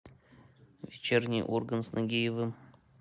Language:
Russian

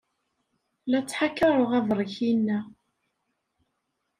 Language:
Kabyle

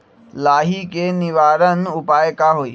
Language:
Magahi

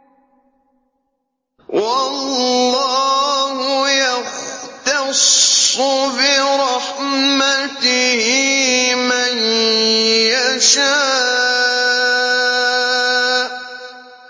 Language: Arabic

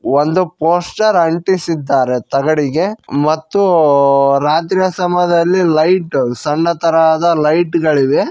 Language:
Kannada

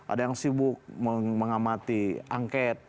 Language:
Indonesian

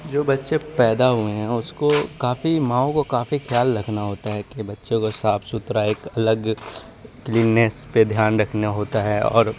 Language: Urdu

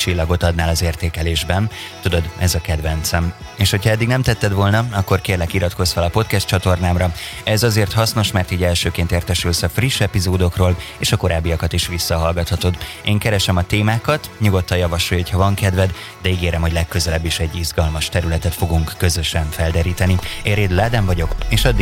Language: Hungarian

